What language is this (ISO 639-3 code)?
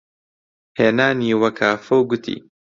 ckb